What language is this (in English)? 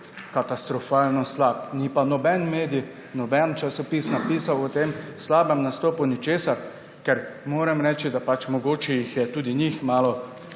Slovenian